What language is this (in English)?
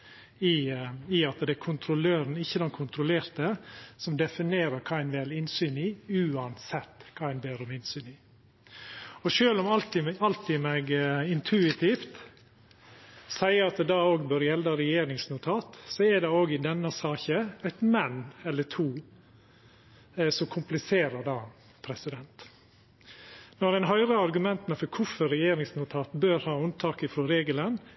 Norwegian Nynorsk